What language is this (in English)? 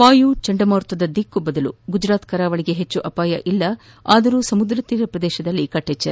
Kannada